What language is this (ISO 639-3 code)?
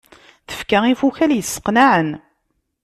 kab